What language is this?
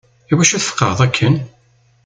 Kabyle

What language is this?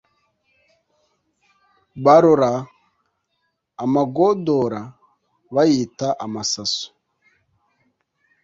Kinyarwanda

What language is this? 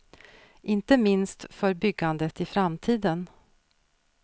Swedish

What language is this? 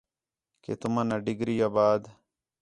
Khetrani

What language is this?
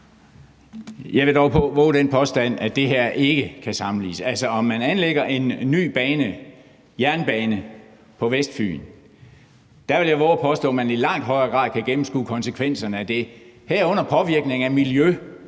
Danish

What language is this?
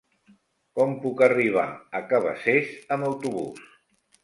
Catalan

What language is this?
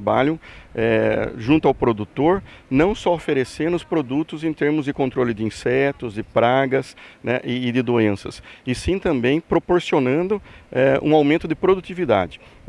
Portuguese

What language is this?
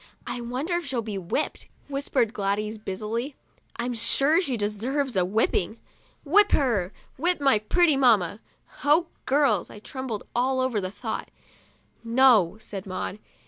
English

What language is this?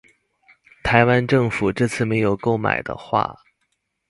Chinese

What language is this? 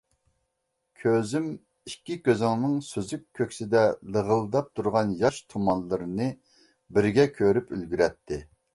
Uyghur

